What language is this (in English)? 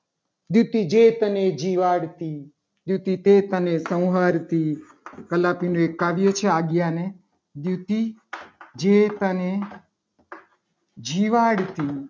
Gujarati